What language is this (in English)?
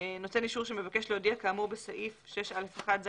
Hebrew